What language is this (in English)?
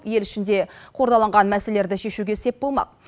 Kazakh